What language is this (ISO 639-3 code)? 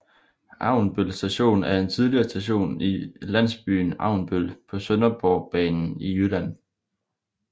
dan